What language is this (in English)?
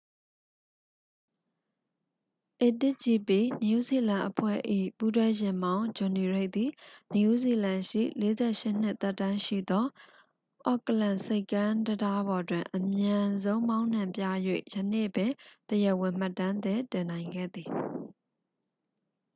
Burmese